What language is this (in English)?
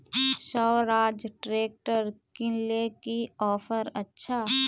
Magahi